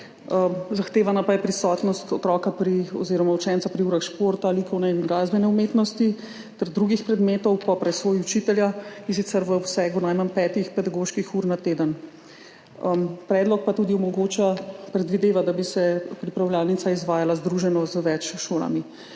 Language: Slovenian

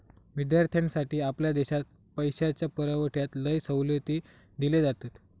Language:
Marathi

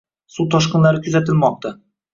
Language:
Uzbek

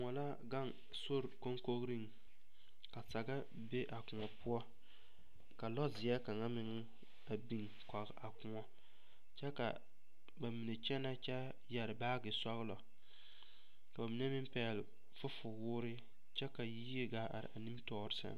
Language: Southern Dagaare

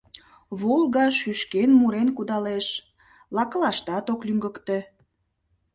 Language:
Mari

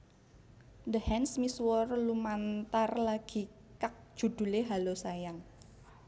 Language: Javanese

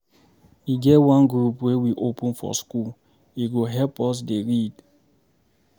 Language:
Nigerian Pidgin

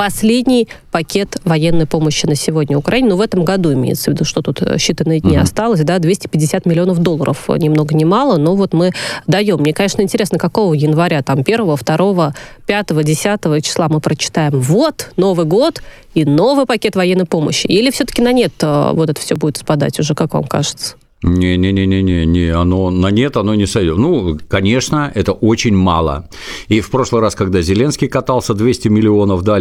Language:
Russian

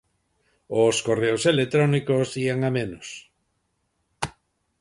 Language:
Galician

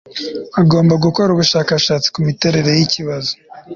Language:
Kinyarwanda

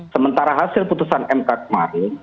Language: Indonesian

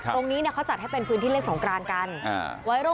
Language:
Thai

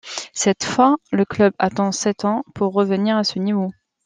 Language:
French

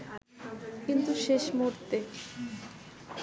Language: Bangla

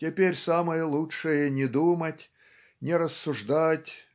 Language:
Russian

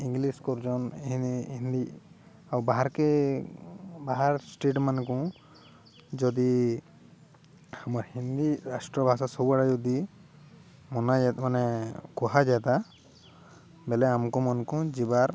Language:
Odia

